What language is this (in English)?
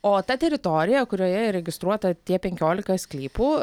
Lithuanian